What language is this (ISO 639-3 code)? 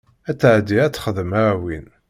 kab